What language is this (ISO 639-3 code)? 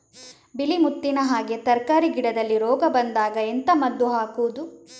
kan